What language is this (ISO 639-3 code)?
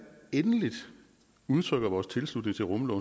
dan